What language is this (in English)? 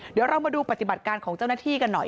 Thai